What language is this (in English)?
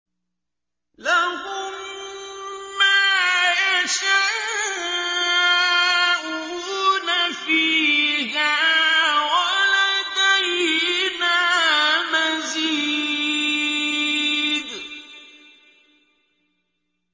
Arabic